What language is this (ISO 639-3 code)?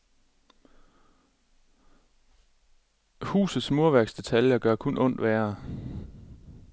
dan